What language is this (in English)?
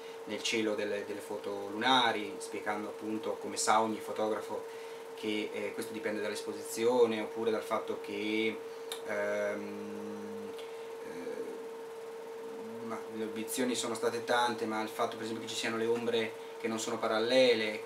Italian